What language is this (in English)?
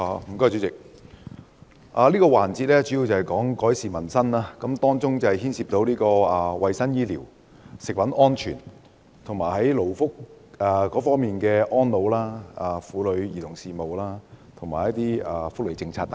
Cantonese